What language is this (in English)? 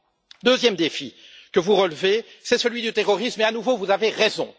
French